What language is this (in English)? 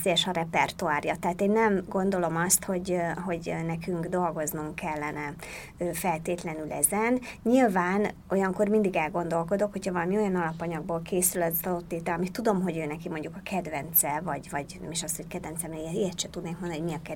Hungarian